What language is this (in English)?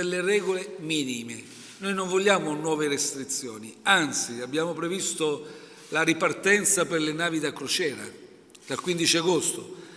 Italian